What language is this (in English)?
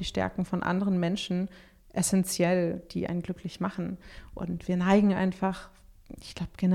German